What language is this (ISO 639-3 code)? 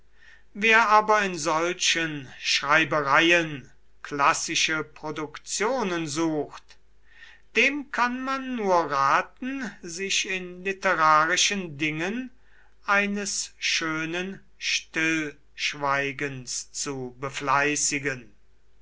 deu